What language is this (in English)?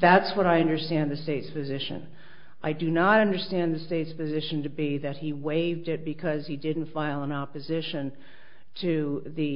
English